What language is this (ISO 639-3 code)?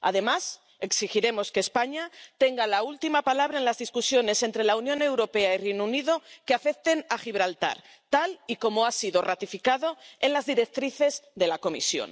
spa